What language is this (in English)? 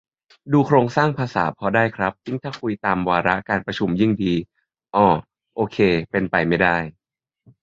Thai